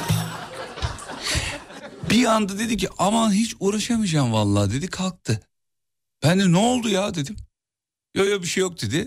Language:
Turkish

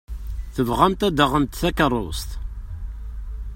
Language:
Kabyle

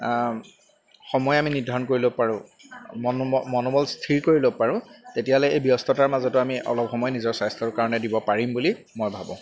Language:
Assamese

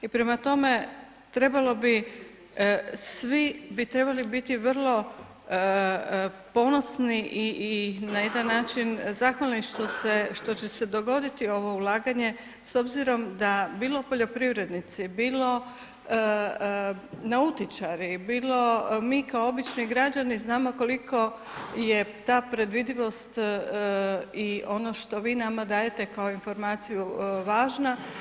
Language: Croatian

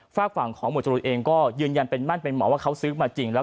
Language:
Thai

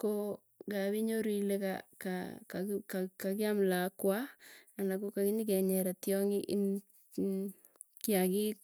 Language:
Tugen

